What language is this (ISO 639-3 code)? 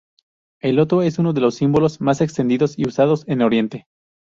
spa